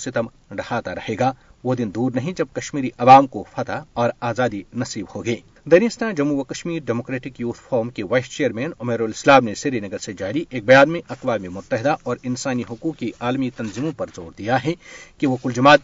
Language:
Urdu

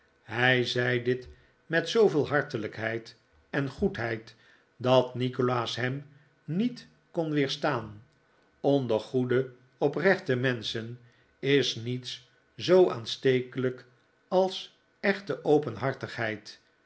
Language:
Dutch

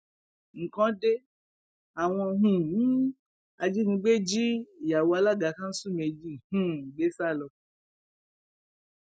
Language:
Yoruba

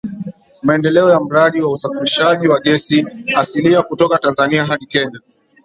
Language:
Swahili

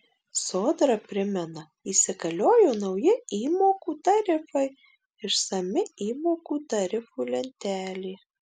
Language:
Lithuanian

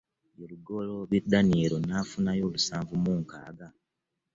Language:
Ganda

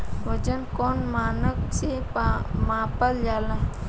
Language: Bhojpuri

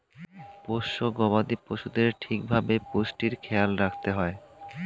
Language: Bangla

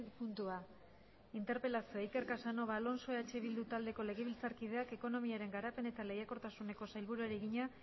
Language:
Basque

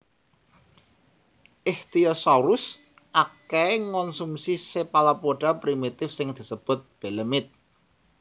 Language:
Javanese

